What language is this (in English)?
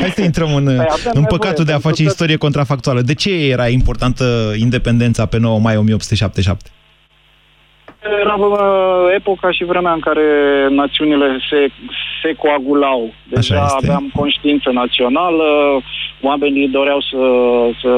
Romanian